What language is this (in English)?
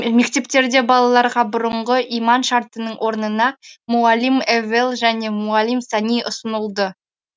Kazakh